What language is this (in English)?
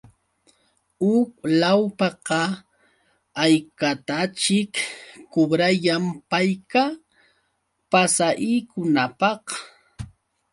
Yauyos Quechua